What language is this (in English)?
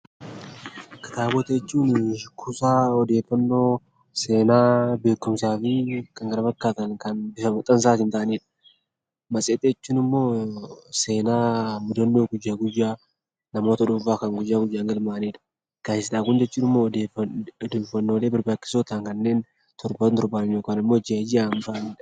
Oromo